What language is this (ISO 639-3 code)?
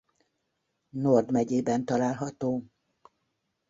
hun